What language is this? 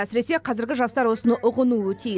Kazakh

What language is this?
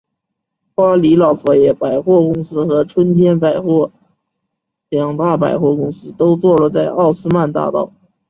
Chinese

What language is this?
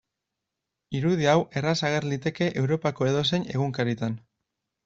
Basque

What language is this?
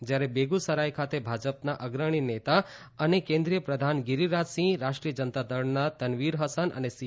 Gujarati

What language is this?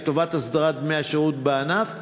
Hebrew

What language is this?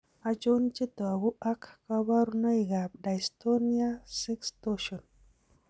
Kalenjin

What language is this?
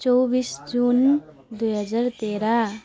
Nepali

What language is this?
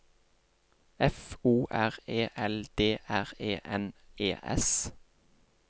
Norwegian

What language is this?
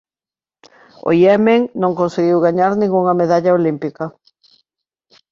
Galician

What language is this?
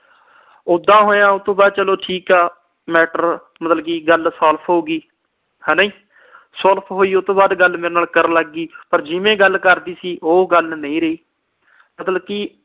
Punjabi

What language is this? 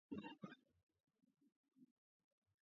Georgian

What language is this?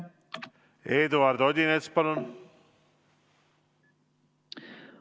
Estonian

